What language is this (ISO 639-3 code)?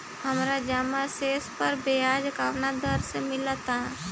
bho